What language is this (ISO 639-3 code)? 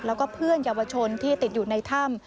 tha